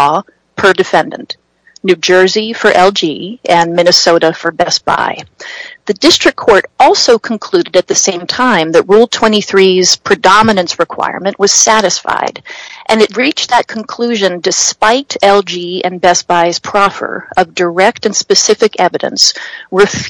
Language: English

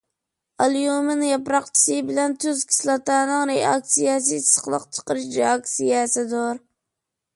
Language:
Uyghur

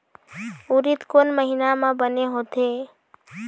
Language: Chhattisgarhi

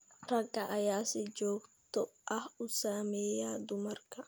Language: Somali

